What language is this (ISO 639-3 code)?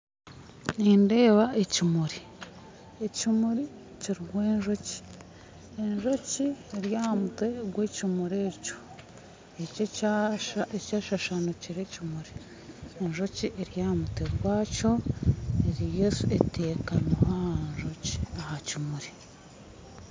nyn